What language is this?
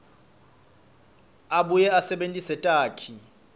Swati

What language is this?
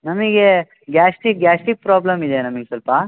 Kannada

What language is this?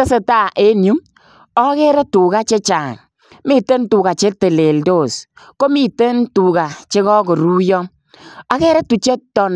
Kalenjin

